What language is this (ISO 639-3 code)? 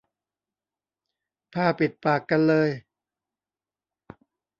tha